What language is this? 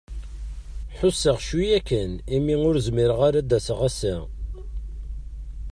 Kabyle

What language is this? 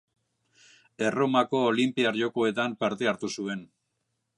Basque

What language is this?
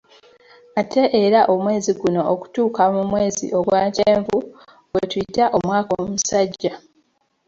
Ganda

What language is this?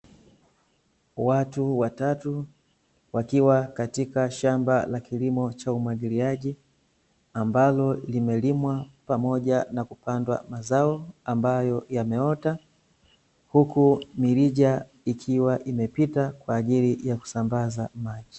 Swahili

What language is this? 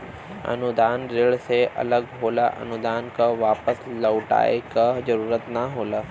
Bhojpuri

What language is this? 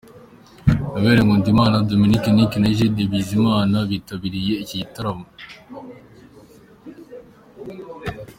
Kinyarwanda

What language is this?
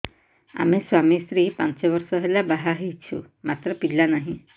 Odia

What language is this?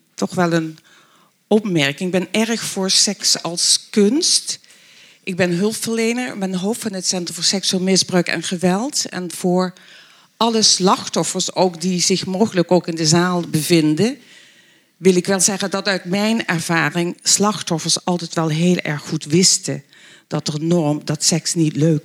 Dutch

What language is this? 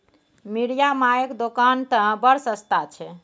Maithili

